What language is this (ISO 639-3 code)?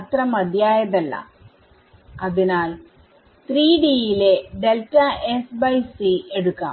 mal